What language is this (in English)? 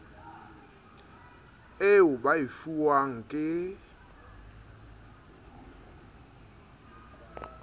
Southern Sotho